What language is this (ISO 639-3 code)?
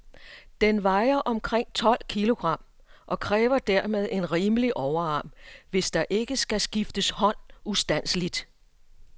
dan